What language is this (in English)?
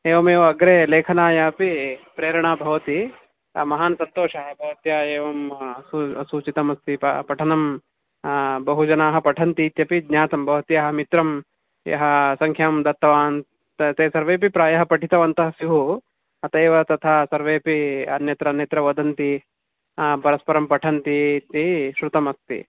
Sanskrit